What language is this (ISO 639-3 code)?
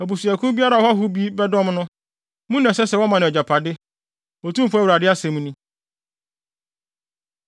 aka